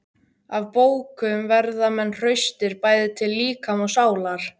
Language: Icelandic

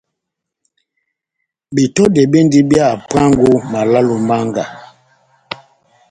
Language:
Batanga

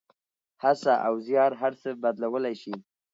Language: Pashto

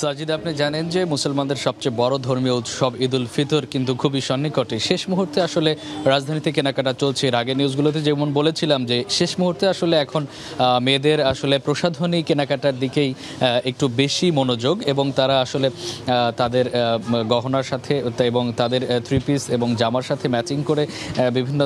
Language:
English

